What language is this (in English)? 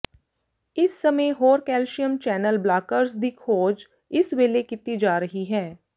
Punjabi